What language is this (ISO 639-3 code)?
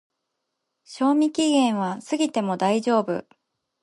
jpn